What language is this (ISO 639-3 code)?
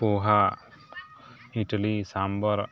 mai